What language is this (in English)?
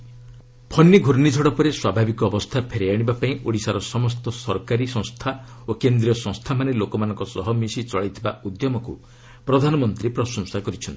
Odia